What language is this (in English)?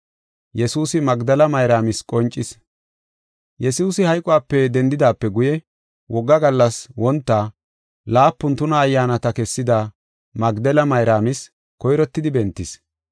Gofa